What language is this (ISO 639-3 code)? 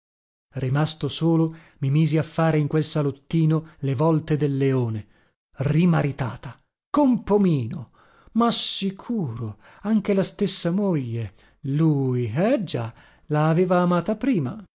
ita